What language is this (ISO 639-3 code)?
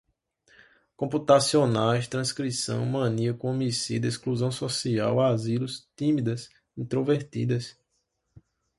por